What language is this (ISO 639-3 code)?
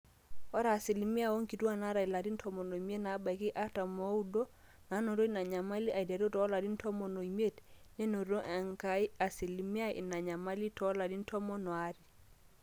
mas